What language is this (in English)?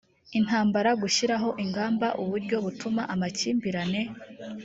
Kinyarwanda